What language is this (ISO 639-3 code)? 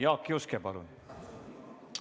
est